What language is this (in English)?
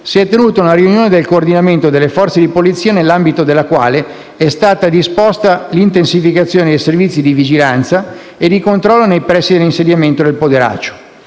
Italian